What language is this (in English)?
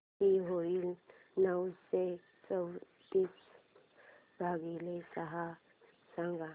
Marathi